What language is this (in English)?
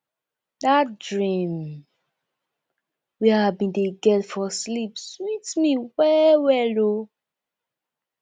Nigerian Pidgin